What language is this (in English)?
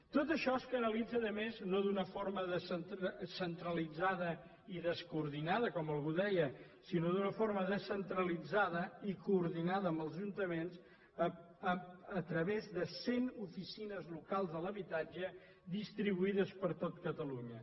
Catalan